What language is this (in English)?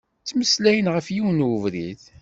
Kabyle